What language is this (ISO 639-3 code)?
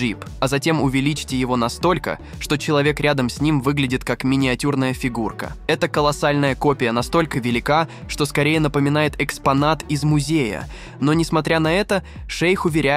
rus